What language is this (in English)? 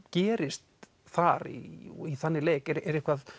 Icelandic